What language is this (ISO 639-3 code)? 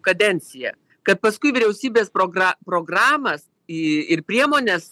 lit